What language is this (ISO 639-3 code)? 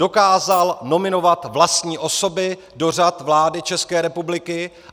ces